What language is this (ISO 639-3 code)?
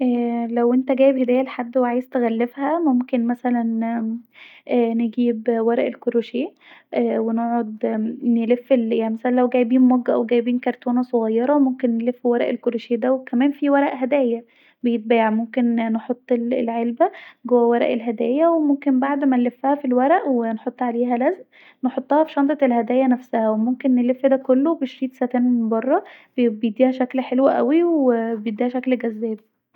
arz